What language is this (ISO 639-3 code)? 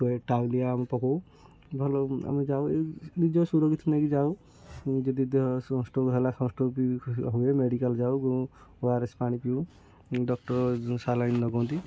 ori